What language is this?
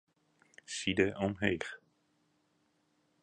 Western Frisian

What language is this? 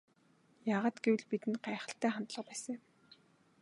Mongolian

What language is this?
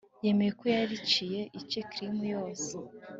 Kinyarwanda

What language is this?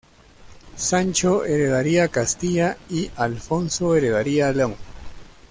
Spanish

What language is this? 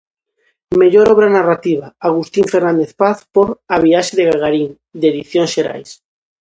Galician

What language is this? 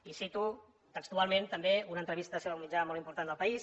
Catalan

